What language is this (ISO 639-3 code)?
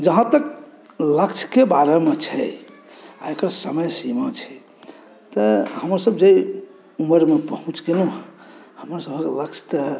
mai